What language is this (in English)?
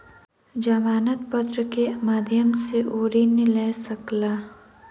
Maithili